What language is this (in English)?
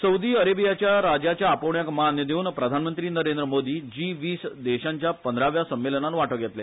Konkani